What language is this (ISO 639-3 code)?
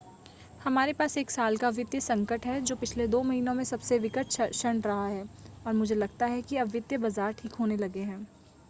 hin